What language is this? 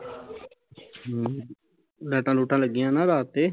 Punjabi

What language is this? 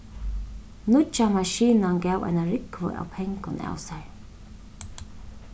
Faroese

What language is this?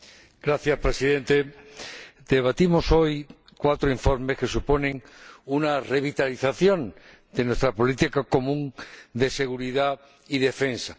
Spanish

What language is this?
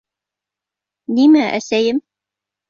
Bashkir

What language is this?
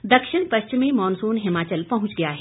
Hindi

